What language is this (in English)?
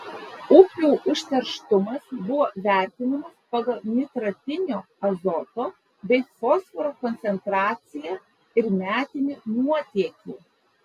Lithuanian